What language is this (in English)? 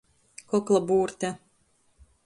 Latgalian